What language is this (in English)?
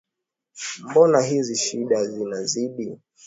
Swahili